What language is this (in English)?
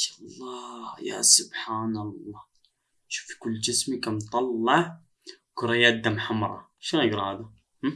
Arabic